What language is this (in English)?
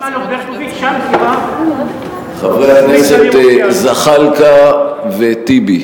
Hebrew